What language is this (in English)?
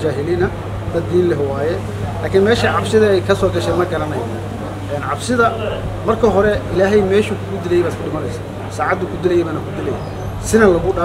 Arabic